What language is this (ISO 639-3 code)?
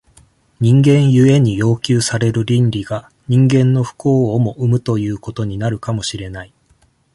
jpn